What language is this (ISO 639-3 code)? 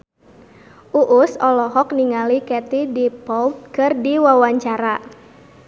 sun